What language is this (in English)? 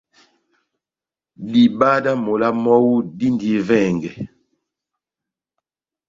Batanga